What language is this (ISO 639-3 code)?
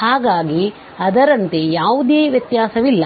kan